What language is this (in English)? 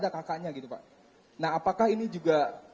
Indonesian